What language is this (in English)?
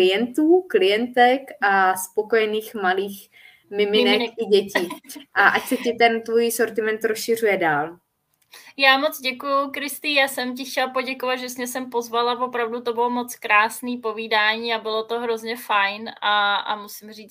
Czech